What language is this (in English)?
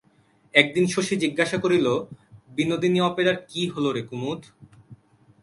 Bangla